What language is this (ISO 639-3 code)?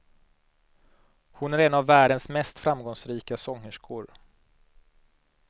swe